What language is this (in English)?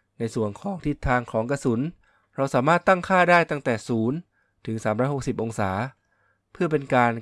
Thai